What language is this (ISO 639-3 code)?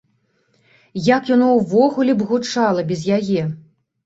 bel